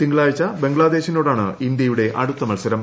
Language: Malayalam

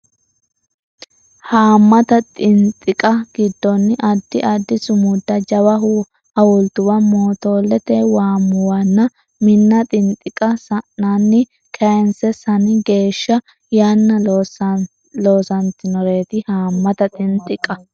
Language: Sidamo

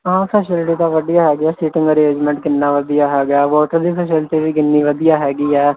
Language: Punjabi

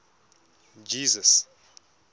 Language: Tswana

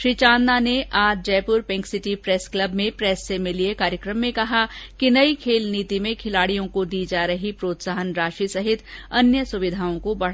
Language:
Hindi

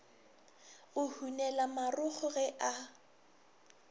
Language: Northern Sotho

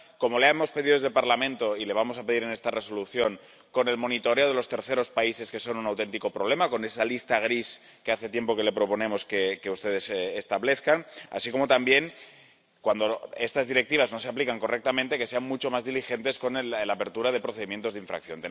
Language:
Spanish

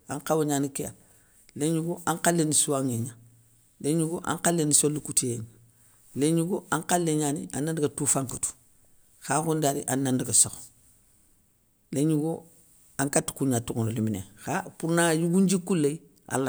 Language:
Soninke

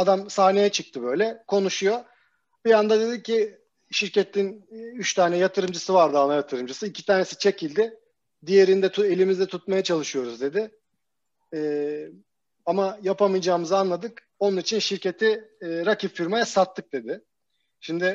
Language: Turkish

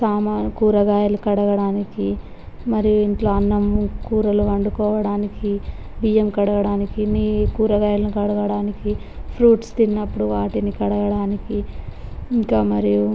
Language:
Telugu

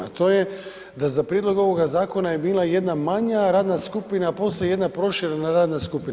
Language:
Croatian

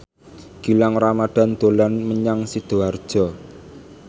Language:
Javanese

